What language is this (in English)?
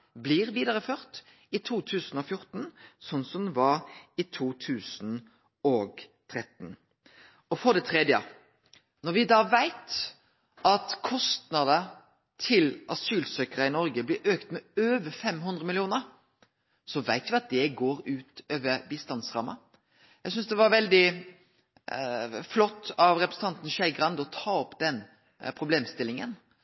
Norwegian Nynorsk